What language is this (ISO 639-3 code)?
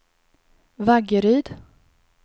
swe